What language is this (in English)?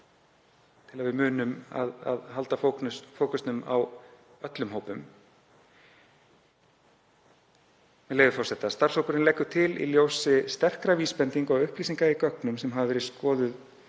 Icelandic